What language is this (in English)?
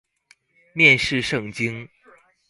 Chinese